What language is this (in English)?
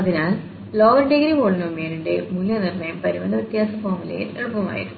Malayalam